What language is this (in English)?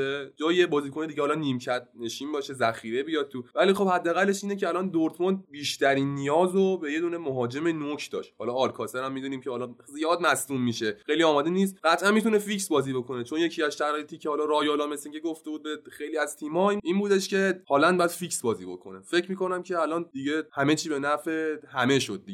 Persian